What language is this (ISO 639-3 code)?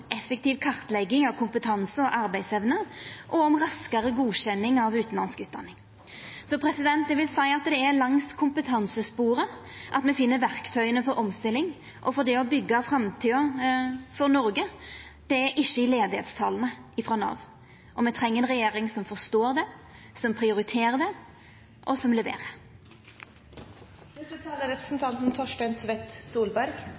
nno